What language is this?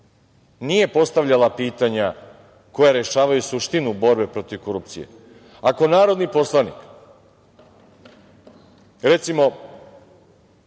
Serbian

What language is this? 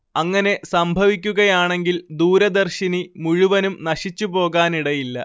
Malayalam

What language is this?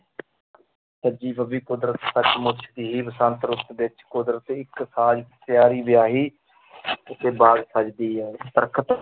Punjabi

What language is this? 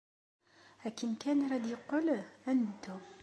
Kabyle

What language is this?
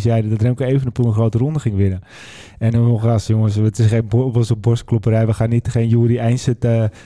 Dutch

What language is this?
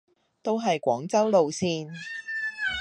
Cantonese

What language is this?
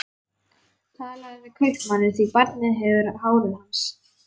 Icelandic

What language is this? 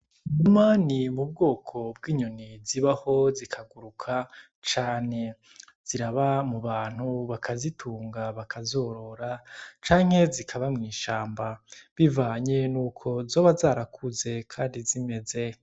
Rundi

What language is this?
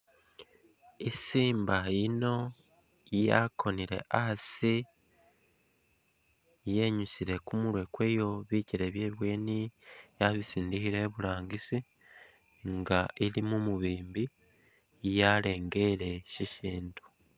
Masaaba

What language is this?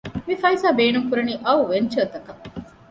Divehi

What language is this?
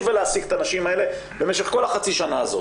Hebrew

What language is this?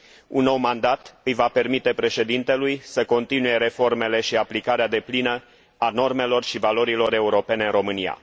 Romanian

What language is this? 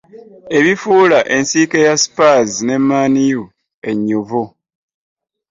Ganda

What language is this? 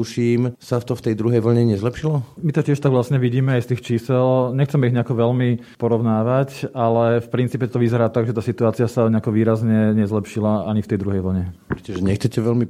Slovak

